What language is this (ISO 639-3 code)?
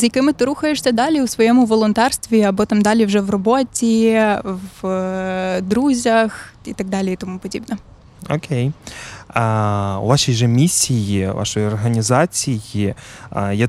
ukr